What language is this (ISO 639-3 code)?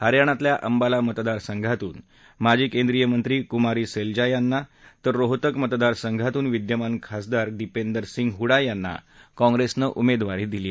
mar